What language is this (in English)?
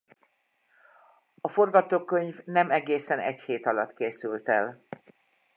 Hungarian